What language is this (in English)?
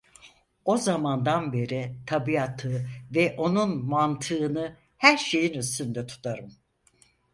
Turkish